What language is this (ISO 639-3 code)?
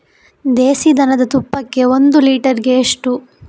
kan